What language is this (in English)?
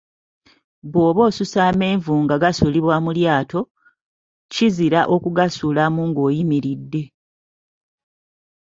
Ganda